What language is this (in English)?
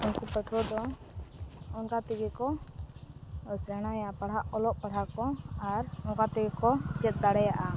Santali